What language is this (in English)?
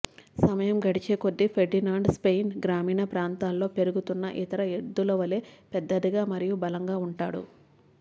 Telugu